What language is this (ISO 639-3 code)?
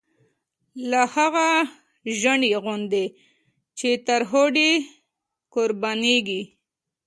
pus